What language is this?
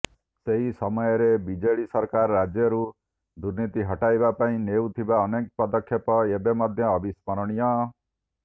Odia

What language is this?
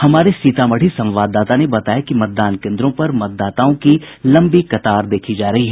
Hindi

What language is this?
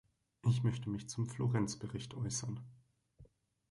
German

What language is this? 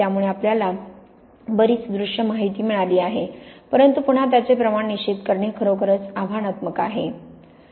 Marathi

